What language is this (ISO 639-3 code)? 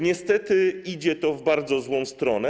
pol